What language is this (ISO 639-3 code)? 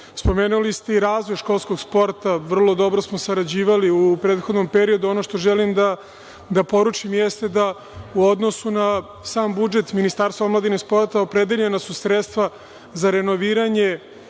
srp